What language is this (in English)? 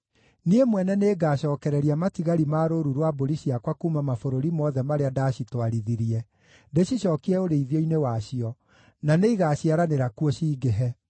Kikuyu